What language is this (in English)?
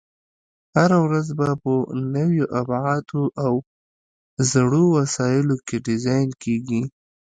Pashto